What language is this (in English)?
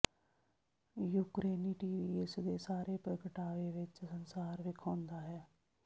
Punjabi